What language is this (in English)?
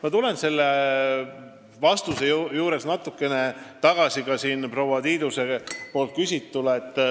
Estonian